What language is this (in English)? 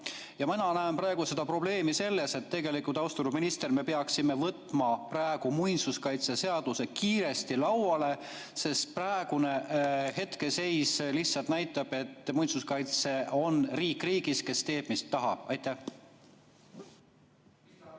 Estonian